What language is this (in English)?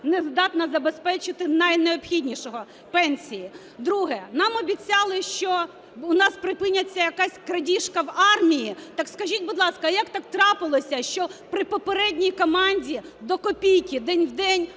Ukrainian